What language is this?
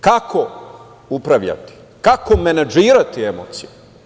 Serbian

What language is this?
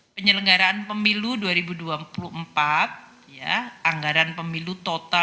Indonesian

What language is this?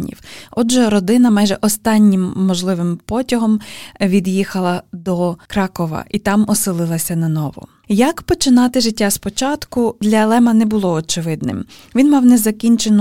Ukrainian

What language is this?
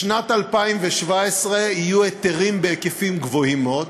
Hebrew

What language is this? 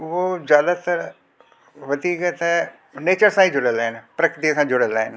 Sindhi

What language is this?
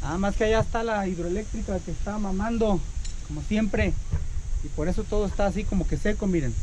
Spanish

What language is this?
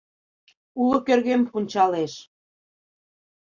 Mari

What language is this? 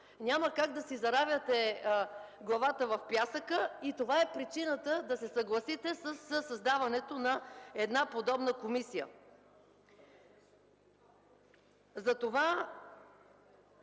Bulgarian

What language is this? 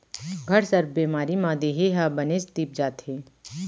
Chhattisgarhi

